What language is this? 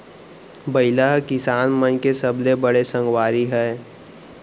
Chhattisgarhi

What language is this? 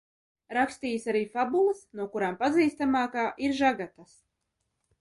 Latvian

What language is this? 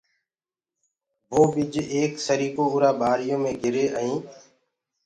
Gurgula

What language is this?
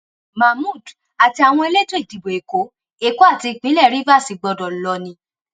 Yoruba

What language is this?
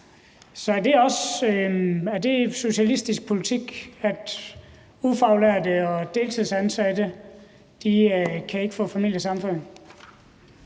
Danish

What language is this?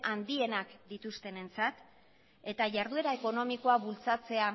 Basque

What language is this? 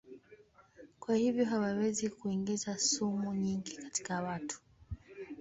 Swahili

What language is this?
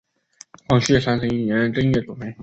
Chinese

